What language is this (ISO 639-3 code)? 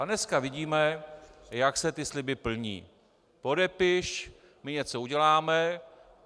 ces